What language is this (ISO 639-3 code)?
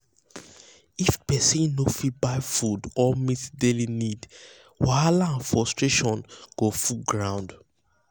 pcm